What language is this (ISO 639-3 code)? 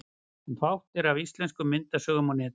isl